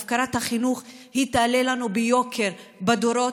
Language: Hebrew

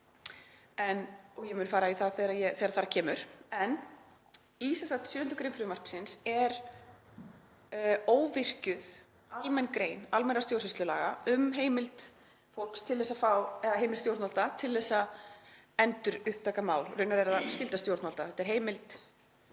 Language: Icelandic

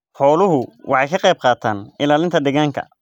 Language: Somali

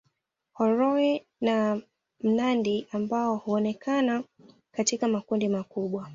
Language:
Swahili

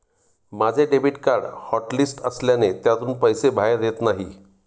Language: Marathi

